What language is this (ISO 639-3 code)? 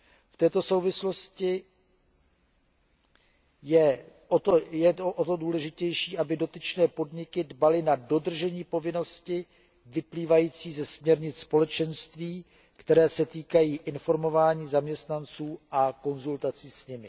ces